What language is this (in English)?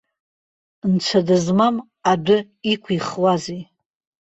Abkhazian